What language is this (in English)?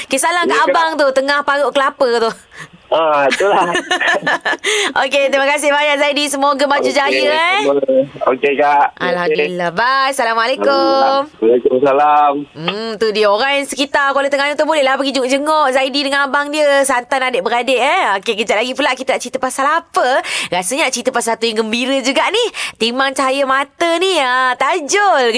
Malay